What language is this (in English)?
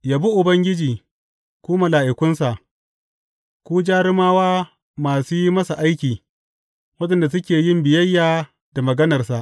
Hausa